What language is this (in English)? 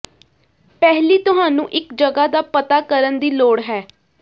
Punjabi